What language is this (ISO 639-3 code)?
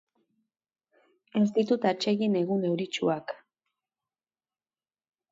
eus